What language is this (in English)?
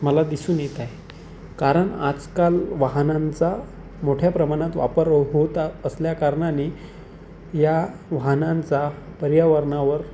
Marathi